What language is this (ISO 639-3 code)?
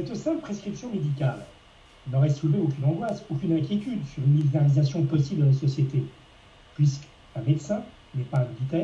fra